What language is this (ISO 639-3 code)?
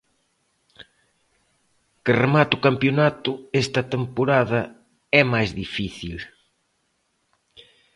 glg